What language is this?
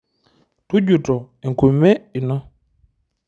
Masai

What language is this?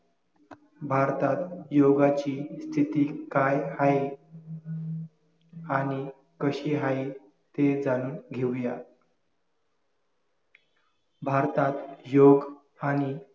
Marathi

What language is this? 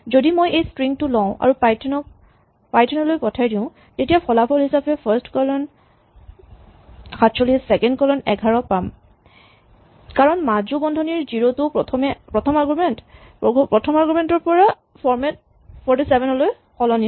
Assamese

